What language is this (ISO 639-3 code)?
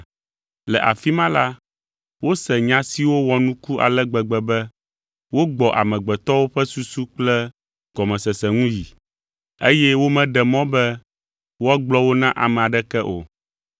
ewe